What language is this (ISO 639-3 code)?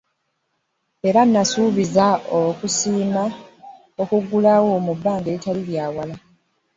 lug